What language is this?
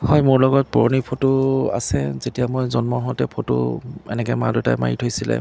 Assamese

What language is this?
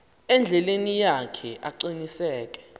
Xhosa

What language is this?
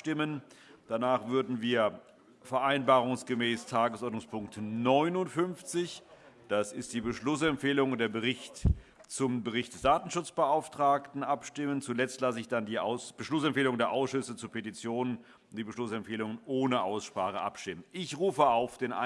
German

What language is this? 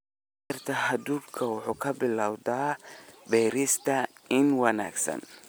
Somali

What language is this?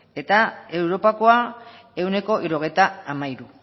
Basque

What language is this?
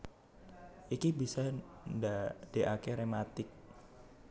Javanese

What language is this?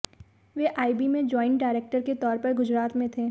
Hindi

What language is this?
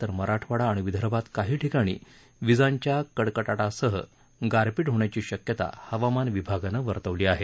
Marathi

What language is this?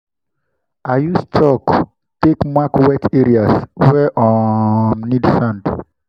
Nigerian Pidgin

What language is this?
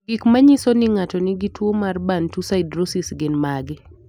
Luo (Kenya and Tanzania)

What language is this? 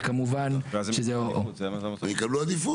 Hebrew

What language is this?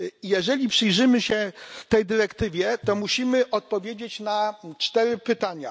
Polish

